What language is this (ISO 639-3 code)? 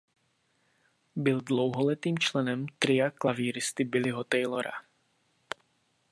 ces